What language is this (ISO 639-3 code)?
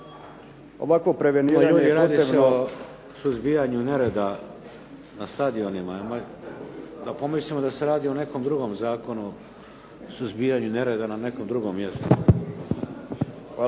hrv